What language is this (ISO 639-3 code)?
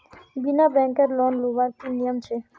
mag